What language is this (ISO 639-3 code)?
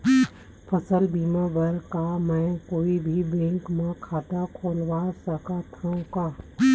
hne